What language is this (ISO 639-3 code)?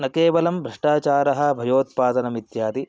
san